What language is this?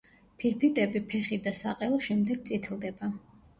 Georgian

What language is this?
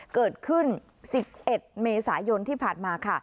Thai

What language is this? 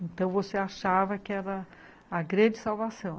Portuguese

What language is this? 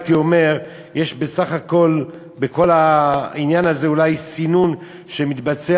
Hebrew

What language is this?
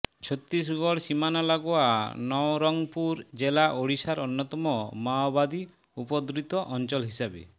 Bangla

